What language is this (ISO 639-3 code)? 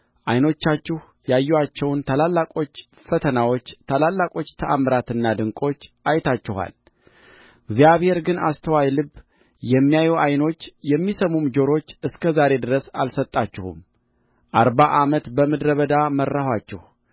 amh